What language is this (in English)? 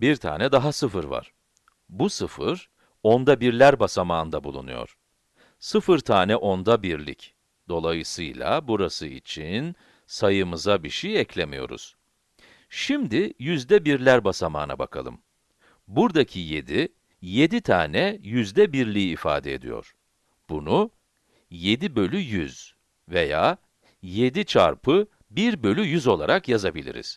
Turkish